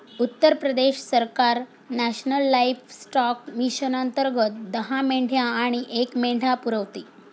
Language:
Marathi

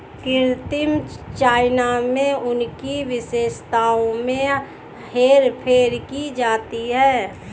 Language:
Hindi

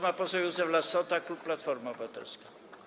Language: Polish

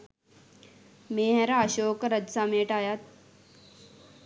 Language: Sinhala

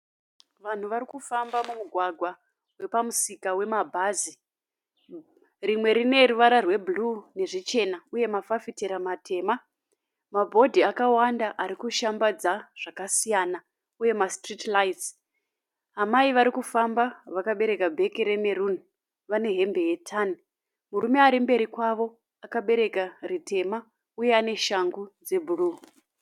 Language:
Shona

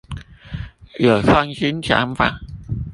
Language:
Chinese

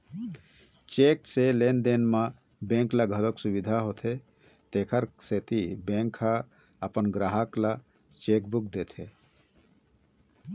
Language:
Chhattisgarhi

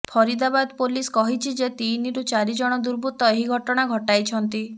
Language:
Odia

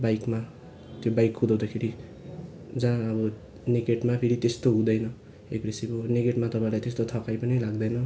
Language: Nepali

